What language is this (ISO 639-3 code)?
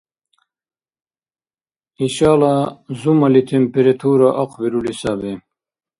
dar